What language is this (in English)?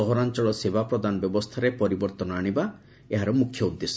Odia